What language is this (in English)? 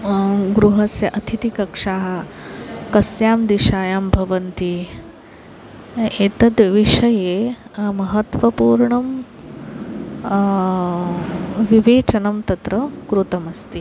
Sanskrit